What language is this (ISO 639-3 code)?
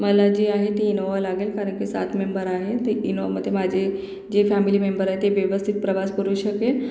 mar